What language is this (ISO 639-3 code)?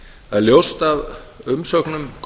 isl